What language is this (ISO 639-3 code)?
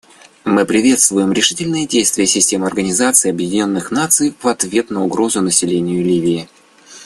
rus